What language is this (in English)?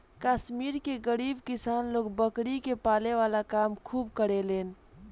Bhojpuri